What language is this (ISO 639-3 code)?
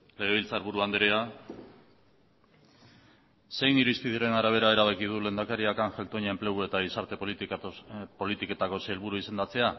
eus